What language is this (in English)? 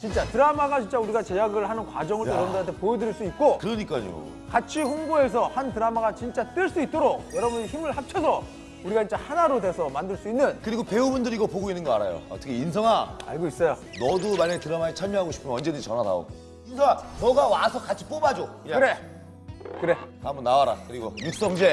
Korean